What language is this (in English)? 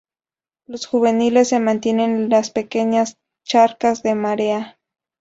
Spanish